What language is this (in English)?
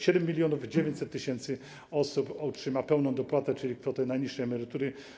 Polish